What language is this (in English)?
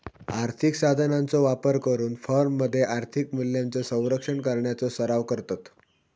Marathi